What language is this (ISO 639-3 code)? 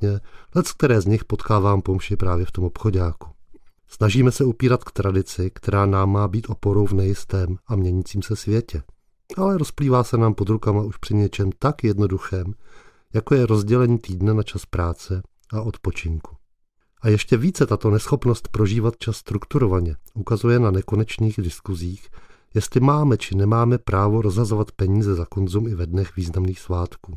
ces